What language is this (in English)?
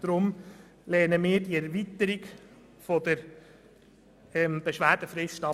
Swiss German